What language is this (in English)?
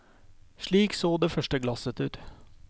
Norwegian